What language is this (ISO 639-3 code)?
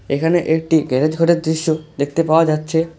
ben